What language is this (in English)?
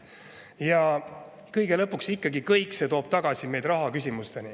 Estonian